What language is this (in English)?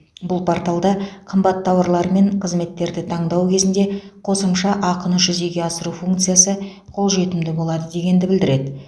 Kazakh